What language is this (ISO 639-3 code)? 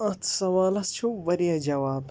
kas